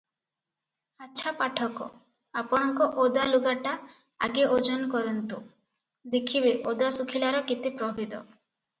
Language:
Odia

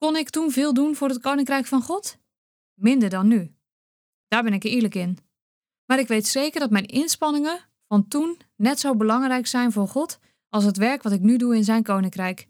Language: Dutch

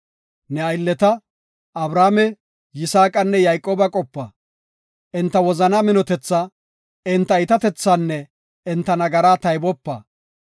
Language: Gofa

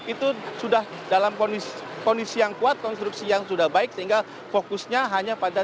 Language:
Indonesian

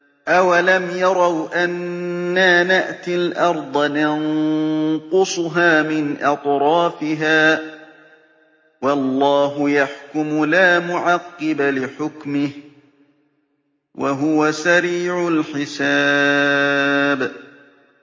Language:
Arabic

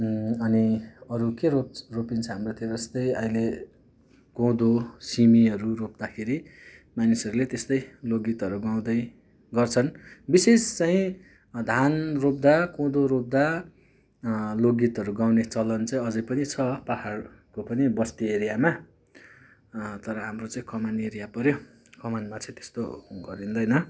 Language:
Nepali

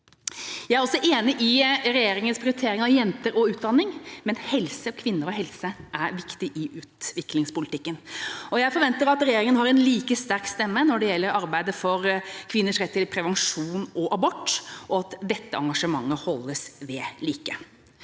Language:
Norwegian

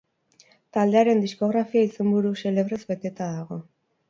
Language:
Basque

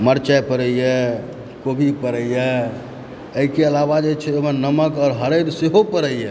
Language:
Maithili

